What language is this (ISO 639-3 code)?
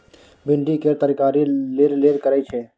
mai